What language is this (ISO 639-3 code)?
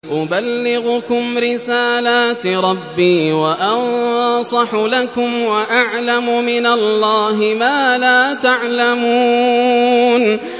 ara